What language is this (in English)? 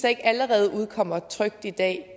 Danish